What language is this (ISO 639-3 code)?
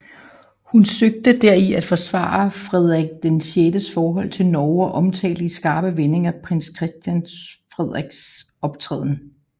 dan